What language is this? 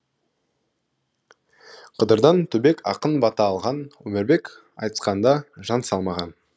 Kazakh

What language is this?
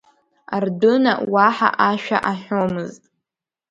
Abkhazian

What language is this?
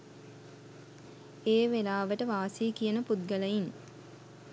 Sinhala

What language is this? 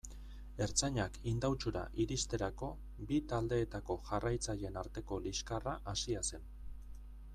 Basque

